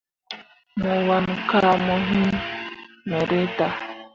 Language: Mundang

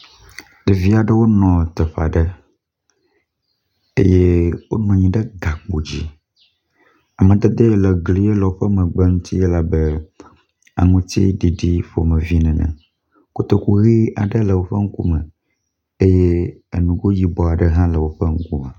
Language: Ewe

